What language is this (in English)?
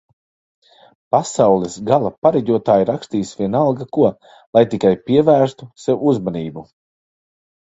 Latvian